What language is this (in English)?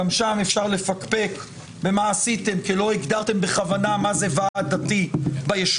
Hebrew